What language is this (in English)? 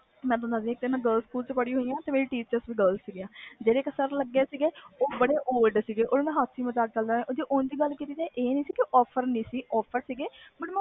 Punjabi